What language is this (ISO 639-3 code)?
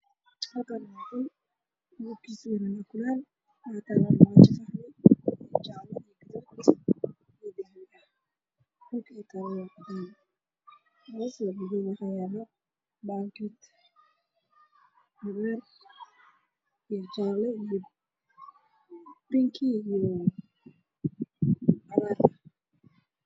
som